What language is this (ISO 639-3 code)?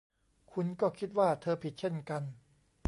tha